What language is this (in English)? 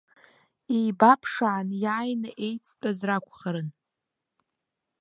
Abkhazian